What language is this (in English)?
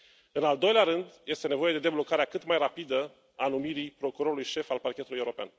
Romanian